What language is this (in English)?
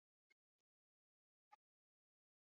Basque